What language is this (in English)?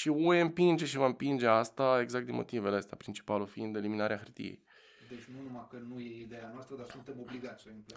Romanian